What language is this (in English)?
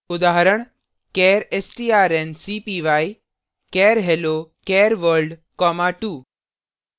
Hindi